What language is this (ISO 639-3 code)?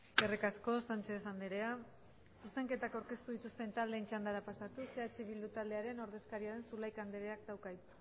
eus